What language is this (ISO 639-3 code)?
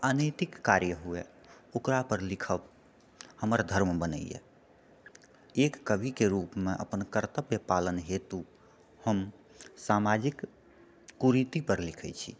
mai